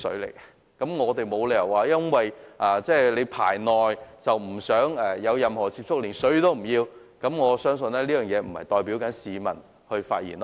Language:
Cantonese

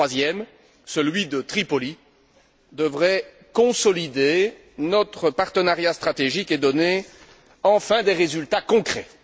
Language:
French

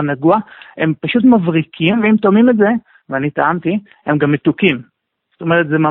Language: Hebrew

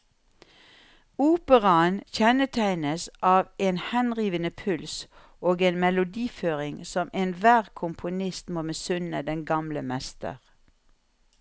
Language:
Norwegian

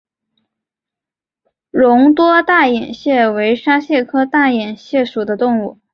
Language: Chinese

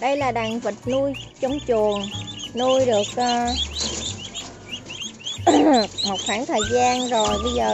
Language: Vietnamese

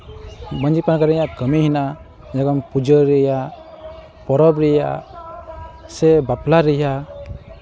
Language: Santali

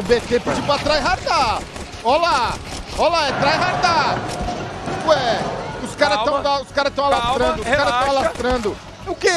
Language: Portuguese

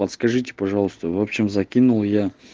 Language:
Russian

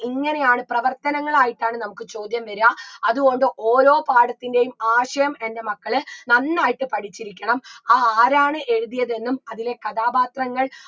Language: Malayalam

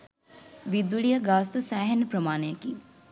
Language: Sinhala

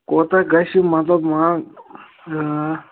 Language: Kashmiri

